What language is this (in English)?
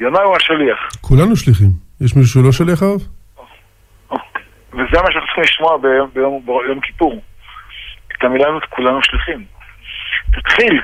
Hebrew